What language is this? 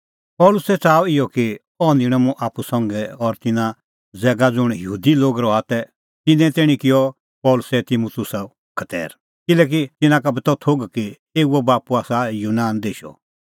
Kullu Pahari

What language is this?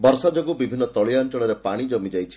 Odia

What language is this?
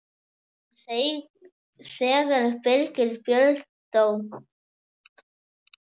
Icelandic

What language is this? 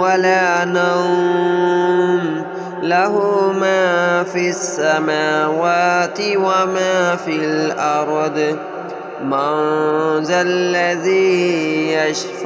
Arabic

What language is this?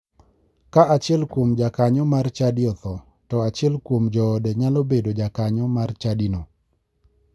Luo (Kenya and Tanzania)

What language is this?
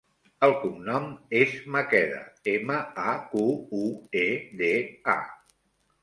Catalan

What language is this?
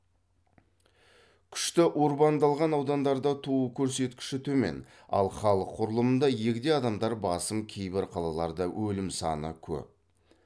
Kazakh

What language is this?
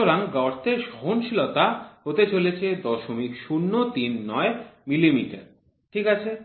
Bangla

